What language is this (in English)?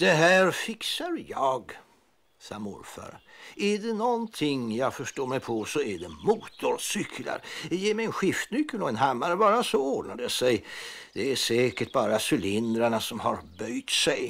Swedish